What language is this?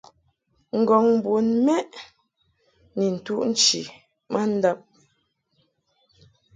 Mungaka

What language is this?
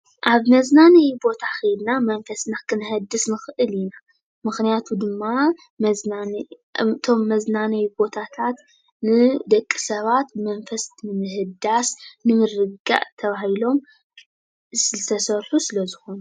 Tigrinya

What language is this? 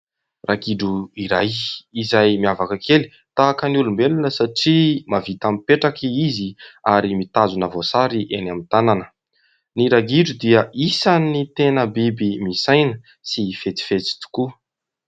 Malagasy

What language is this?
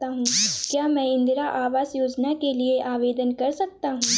Hindi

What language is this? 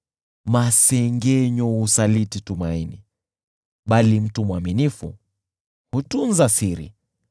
Swahili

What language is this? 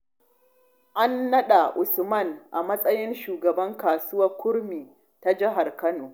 Hausa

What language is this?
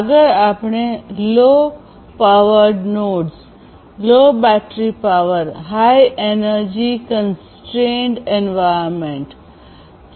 Gujarati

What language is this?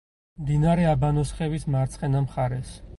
Georgian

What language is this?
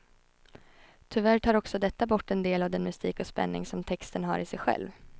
Swedish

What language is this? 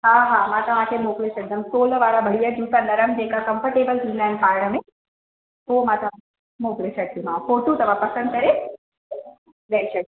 Sindhi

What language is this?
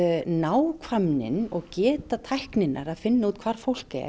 Icelandic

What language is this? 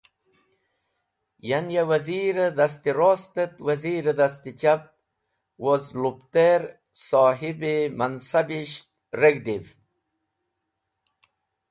Wakhi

